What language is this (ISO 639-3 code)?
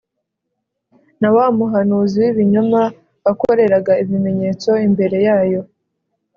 kin